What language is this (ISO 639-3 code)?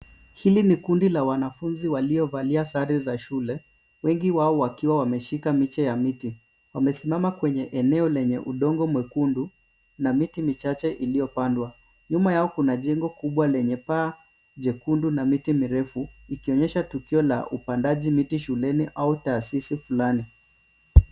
swa